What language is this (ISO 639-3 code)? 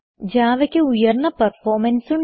mal